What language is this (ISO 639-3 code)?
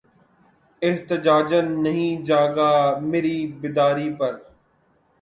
urd